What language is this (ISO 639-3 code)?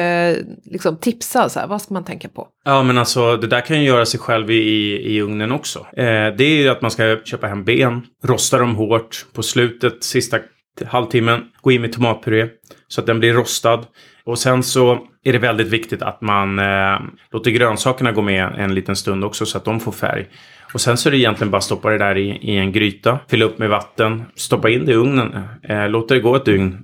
swe